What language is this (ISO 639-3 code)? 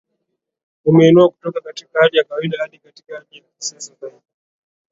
swa